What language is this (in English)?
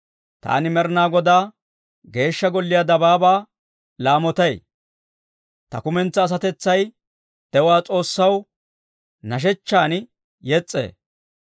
Dawro